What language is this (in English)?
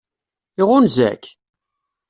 Kabyle